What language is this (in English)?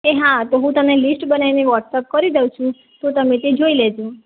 Gujarati